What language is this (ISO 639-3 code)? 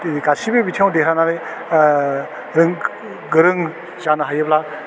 brx